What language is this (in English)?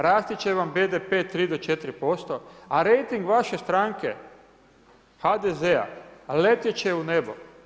Croatian